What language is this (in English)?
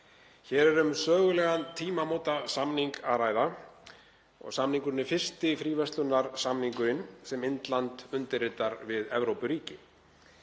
Icelandic